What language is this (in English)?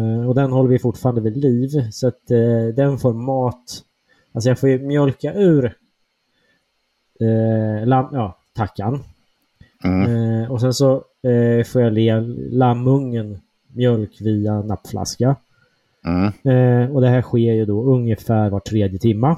Swedish